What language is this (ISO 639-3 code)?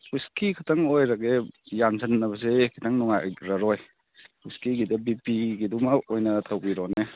mni